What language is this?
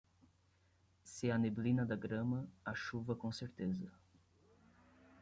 Portuguese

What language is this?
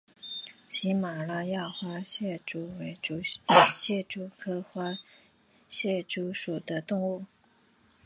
Chinese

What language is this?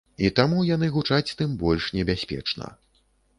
Belarusian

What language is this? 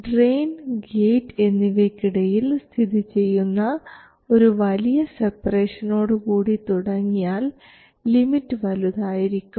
Malayalam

